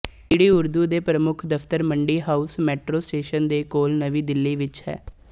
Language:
Punjabi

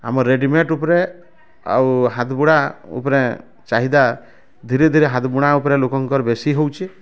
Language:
Odia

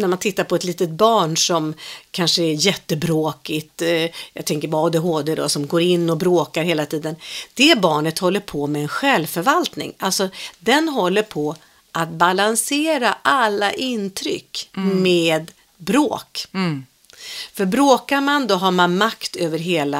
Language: Swedish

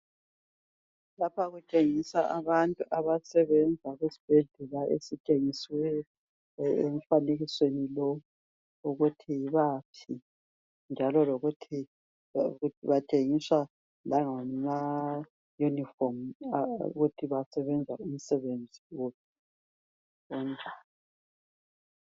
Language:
North Ndebele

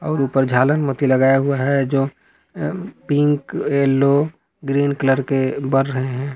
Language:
Hindi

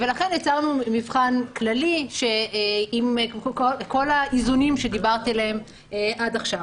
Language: Hebrew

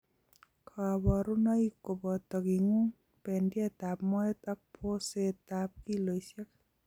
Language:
Kalenjin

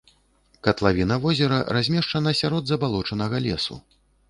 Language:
Belarusian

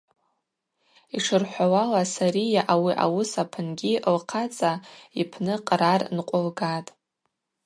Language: Abaza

